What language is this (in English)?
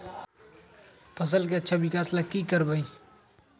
Magahi